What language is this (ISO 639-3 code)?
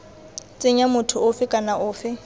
tsn